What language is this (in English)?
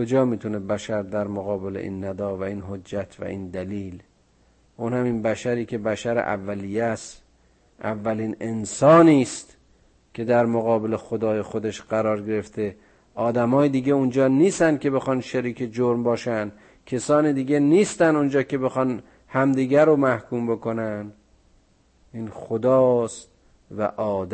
Persian